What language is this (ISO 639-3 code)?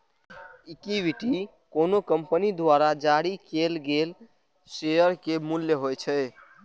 mai